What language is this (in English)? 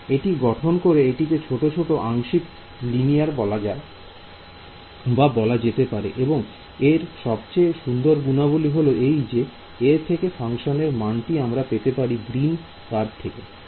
Bangla